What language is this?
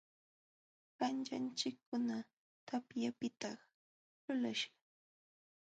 Jauja Wanca Quechua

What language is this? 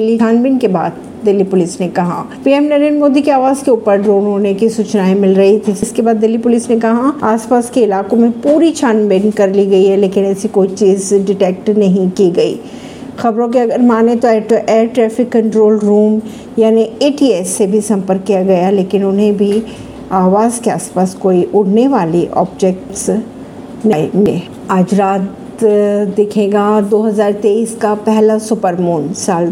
Hindi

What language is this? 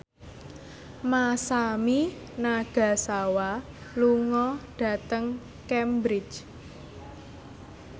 Javanese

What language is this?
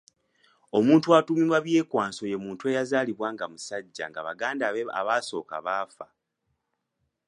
Ganda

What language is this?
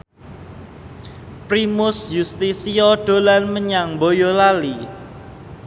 Javanese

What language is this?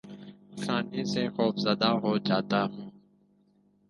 Urdu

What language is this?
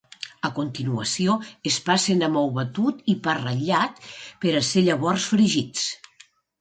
Catalan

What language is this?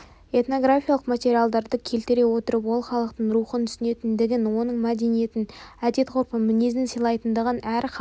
Kazakh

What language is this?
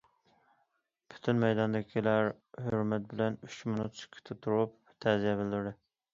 Uyghur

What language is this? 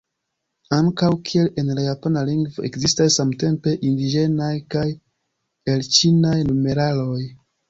Esperanto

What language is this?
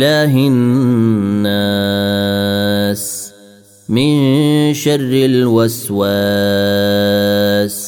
Arabic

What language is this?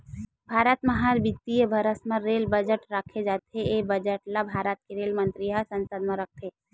Chhattisgarhi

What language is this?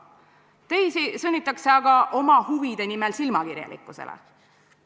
Estonian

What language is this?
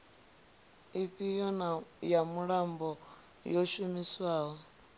Venda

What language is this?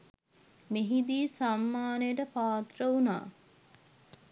Sinhala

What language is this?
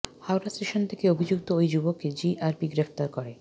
Bangla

